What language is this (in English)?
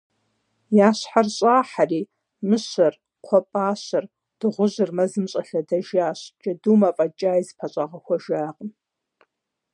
Kabardian